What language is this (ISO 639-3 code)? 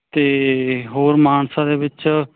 pan